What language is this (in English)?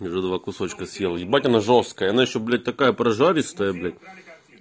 Russian